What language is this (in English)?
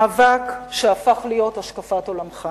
Hebrew